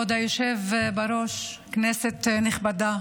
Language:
Hebrew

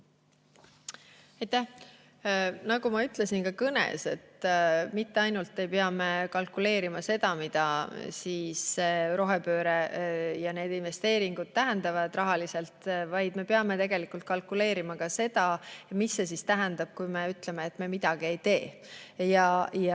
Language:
Estonian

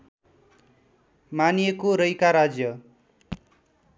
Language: Nepali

